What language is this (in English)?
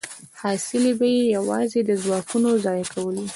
Pashto